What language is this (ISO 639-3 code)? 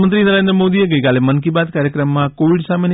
guj